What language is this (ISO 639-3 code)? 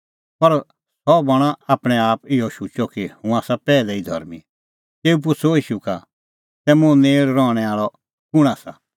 kfx